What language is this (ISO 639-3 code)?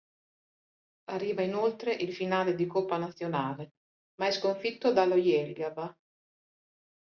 ita